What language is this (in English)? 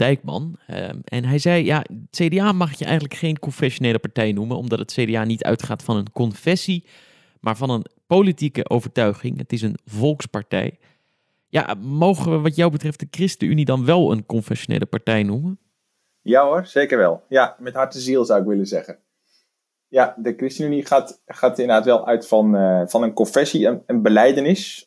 Dutch